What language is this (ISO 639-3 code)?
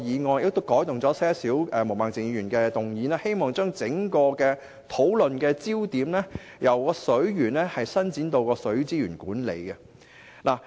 yue